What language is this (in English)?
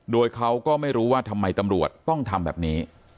Thai